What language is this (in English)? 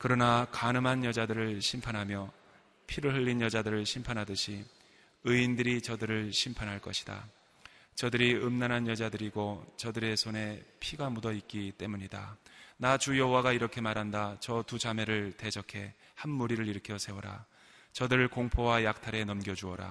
Korean